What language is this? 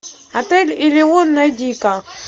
Russian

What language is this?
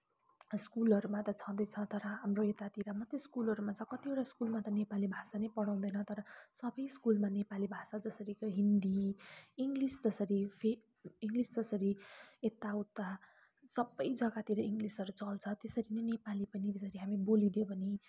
Nepali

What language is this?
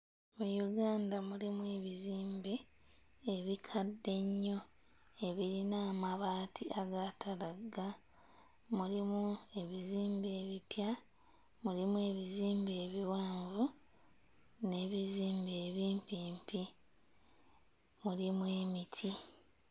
Ganda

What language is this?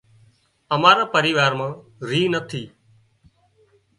Wadiyara Koli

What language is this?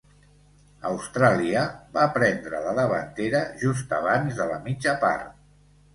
Catalan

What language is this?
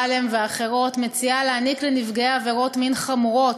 Hebrew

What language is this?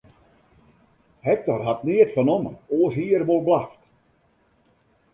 Western Frisian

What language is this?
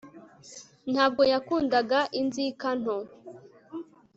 Kinyarwanda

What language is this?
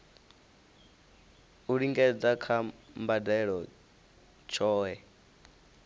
Venda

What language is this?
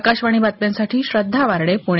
Marathi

